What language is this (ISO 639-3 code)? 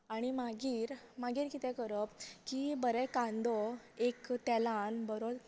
kok